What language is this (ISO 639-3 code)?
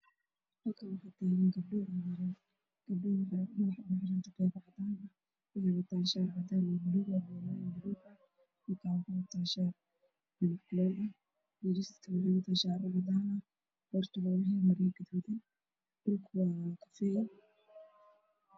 som